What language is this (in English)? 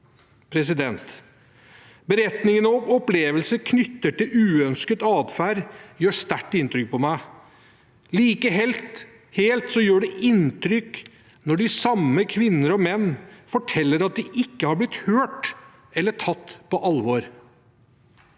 Norwegian